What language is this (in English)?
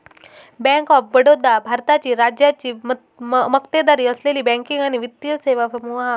Marathi